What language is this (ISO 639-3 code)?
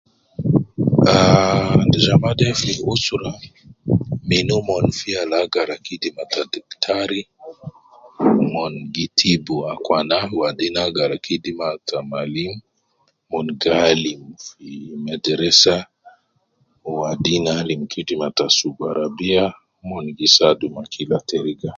kcn